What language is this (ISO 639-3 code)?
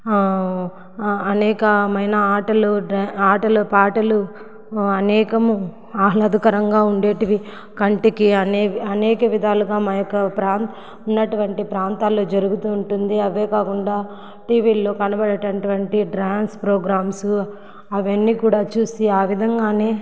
tel